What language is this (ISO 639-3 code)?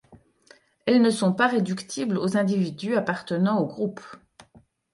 fra